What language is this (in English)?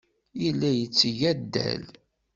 Kabyle